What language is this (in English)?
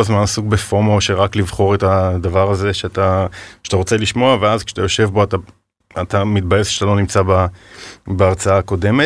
Hebrew